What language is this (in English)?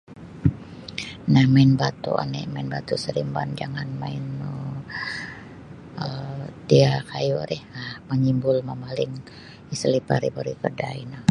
Sabah Bisaya